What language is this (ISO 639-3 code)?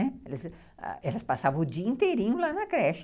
por